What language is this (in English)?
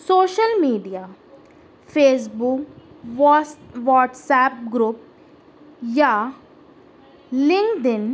Urdu